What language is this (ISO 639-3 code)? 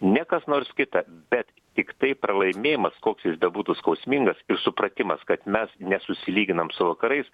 lit